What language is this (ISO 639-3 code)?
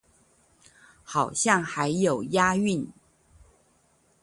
zho